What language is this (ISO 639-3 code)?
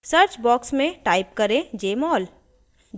hin